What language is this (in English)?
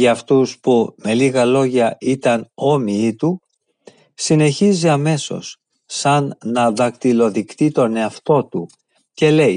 Greek